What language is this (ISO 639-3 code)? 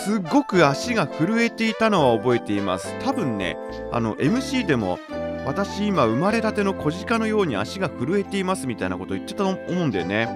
jpn